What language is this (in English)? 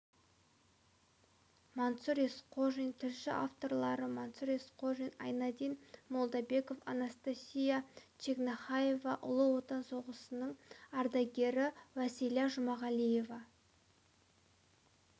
Kazakh